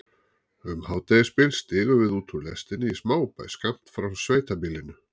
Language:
Icelandic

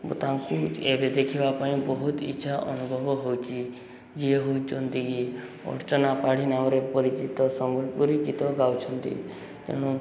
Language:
Odia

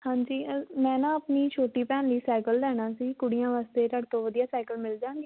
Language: Punjabi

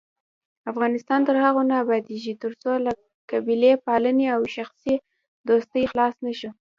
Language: Pashto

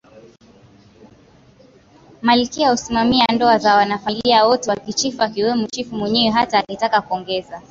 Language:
Swahili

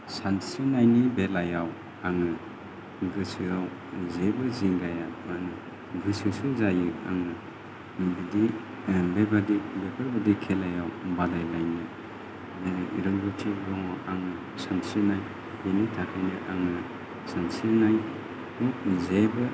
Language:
Bodo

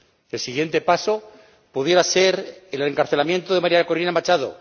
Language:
Spanish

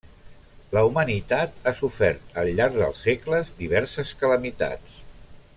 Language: Catalan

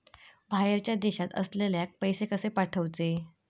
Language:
Marathi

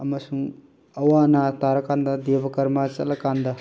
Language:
Manipuri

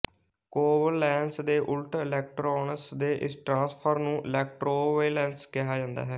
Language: Punjabi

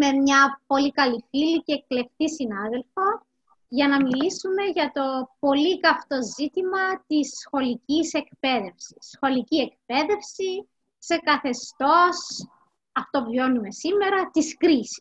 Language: Greek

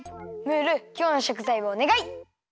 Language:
Japanese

